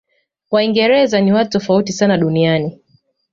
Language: Swahili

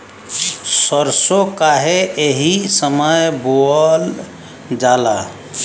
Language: Bhojpuri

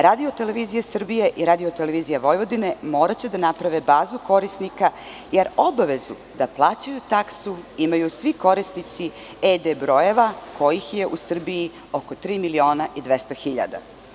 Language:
Serbian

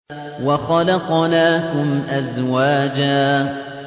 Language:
Arabic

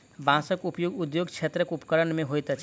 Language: Maithili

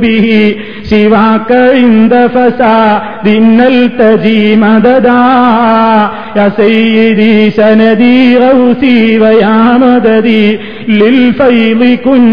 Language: Malayalam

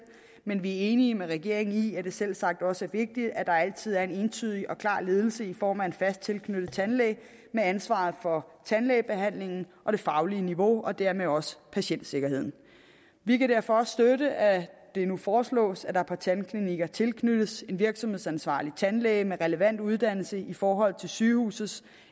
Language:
Danish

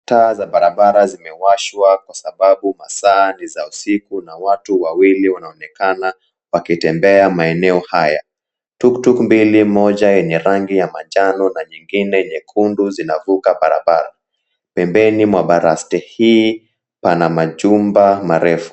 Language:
Swahili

